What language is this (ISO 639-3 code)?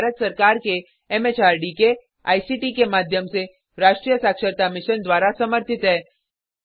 hin